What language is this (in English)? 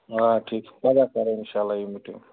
Kashmiri